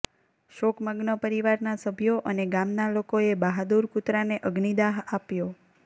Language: Gujarati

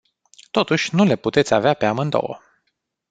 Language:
Romanian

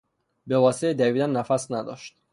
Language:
Persian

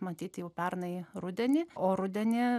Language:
Lithuanian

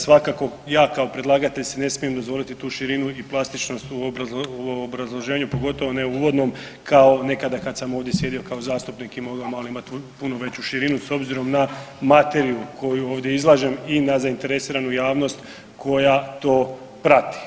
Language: Croatian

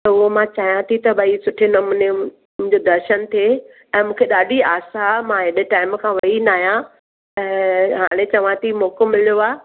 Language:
Sindhi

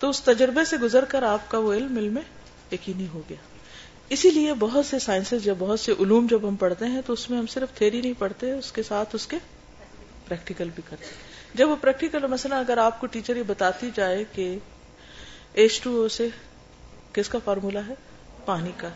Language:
Urdu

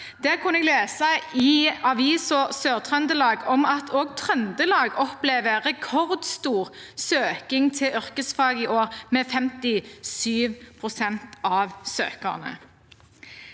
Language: Norwegian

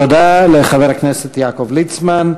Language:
Hebrew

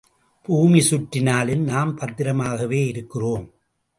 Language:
Tamil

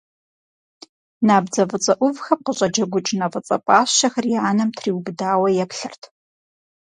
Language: Kabardian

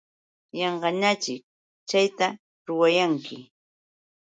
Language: Yauyos Quechua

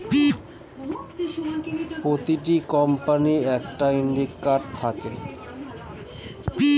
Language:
Bangla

